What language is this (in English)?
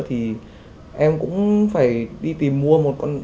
Vietnamese